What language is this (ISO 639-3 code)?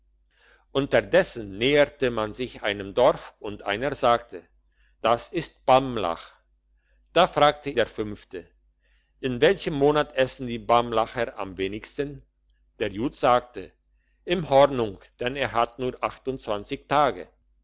deu